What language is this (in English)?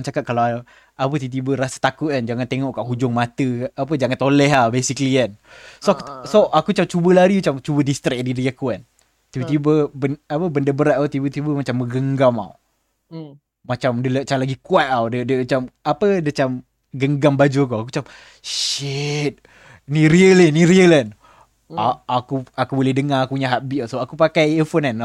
Malay